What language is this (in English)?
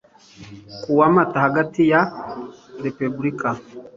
Kinyarwanda